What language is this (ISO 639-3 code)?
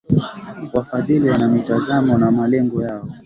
swa